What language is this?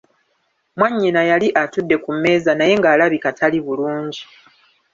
Ganda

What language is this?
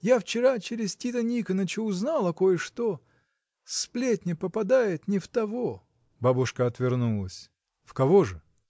Russian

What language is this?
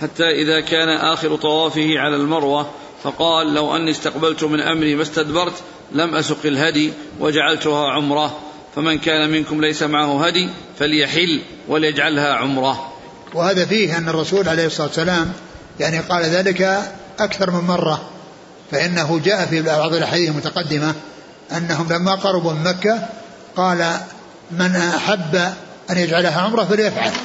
Arabic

